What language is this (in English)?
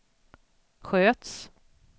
Swedish